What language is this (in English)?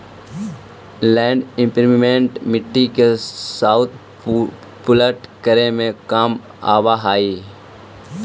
Magahi